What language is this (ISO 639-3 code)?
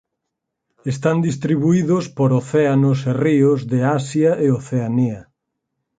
glg